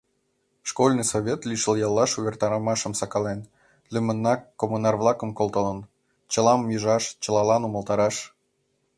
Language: Mari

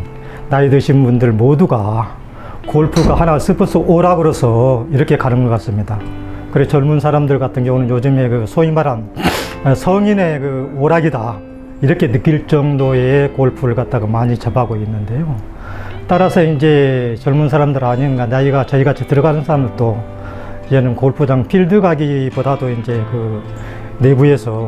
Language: Korean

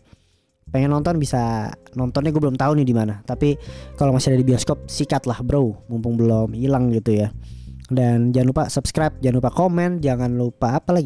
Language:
Indonesian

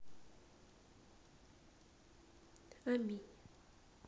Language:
Russian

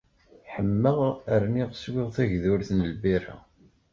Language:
Kabyle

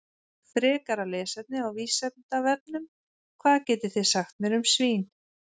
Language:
Icelandic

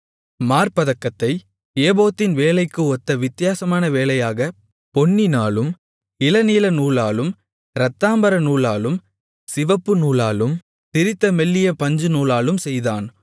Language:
Tamil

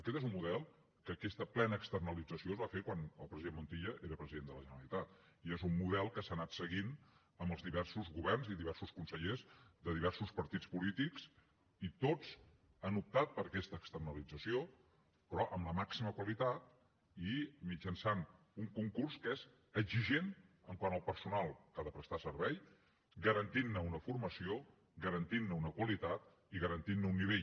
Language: Catalan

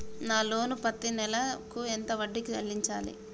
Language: Telugu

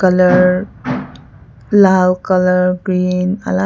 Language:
Naga Pidgin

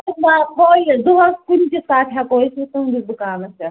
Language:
Kashmiri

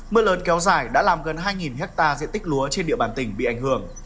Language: Vietnamese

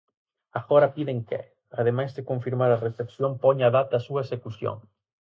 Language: Galician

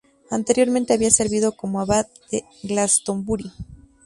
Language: Spanish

